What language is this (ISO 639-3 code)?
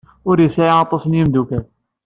kab